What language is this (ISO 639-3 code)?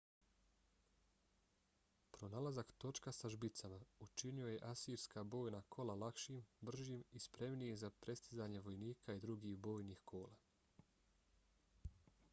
bos